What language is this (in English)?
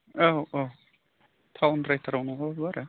Bodo